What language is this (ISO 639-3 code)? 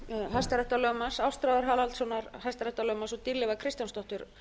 isl